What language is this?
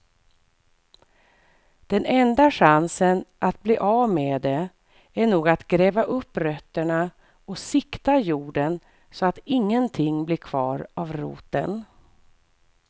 Swedish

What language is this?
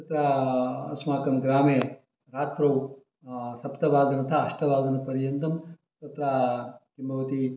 Sanskrit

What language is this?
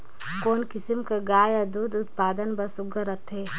Chhattisgarhi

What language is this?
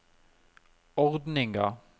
Norwegian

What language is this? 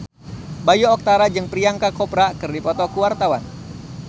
Sundanese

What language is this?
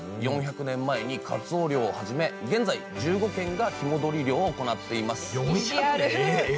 Japanese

